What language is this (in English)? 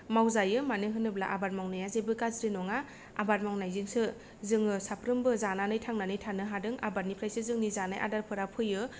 Bodo